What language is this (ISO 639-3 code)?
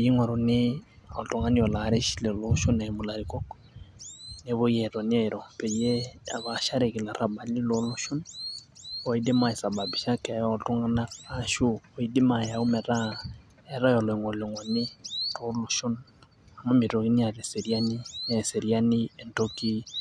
mas